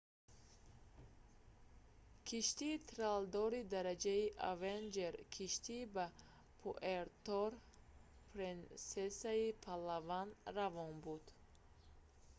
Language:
Tajik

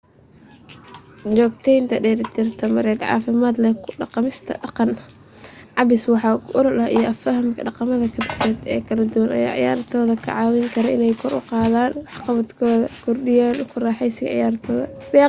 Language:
Somali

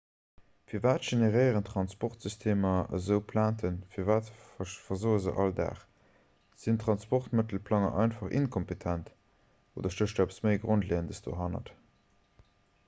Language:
Luxembourgish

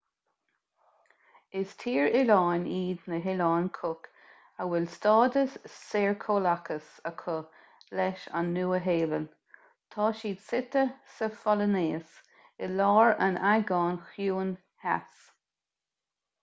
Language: Irish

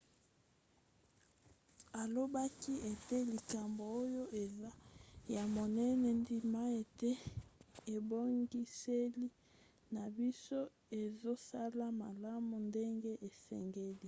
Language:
Lingala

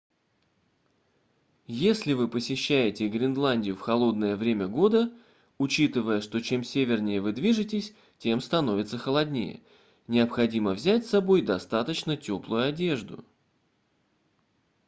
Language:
Russian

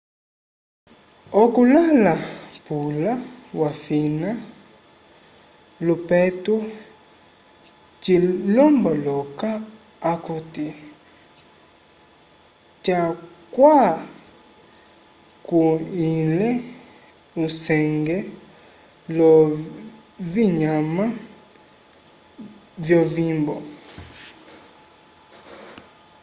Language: Umbundu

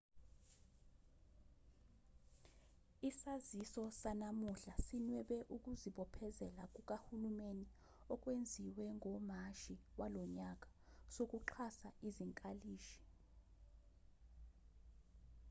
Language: Zulu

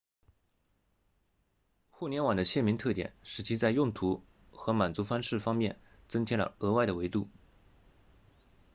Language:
Chinese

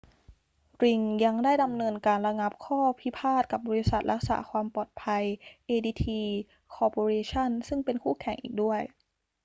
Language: Thai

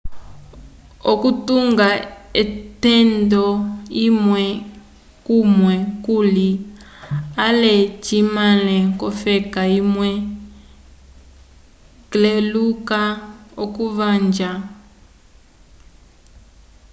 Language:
Umbundu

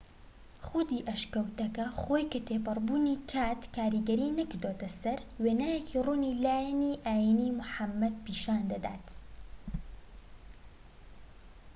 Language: Central Kurdish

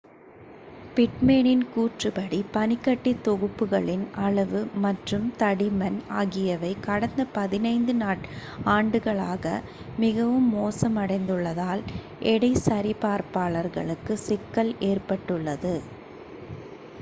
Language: Tamil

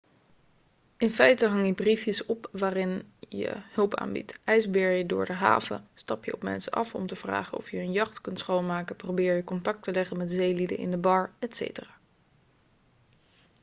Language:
Dutch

